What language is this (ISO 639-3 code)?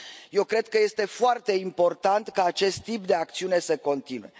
ron